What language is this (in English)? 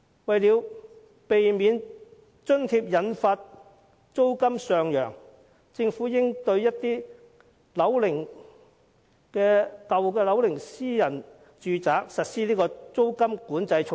Cantonese